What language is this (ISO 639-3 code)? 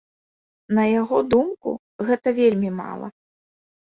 bel